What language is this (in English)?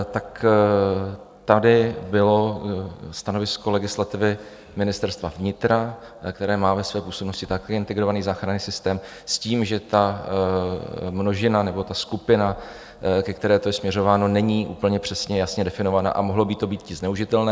Czech